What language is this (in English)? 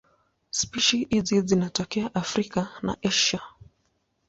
Swahili